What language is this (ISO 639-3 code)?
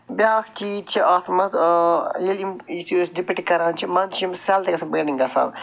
kas